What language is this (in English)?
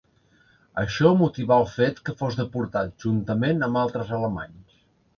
Catalan